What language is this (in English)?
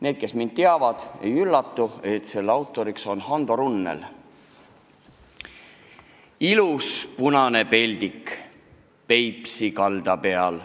Estonian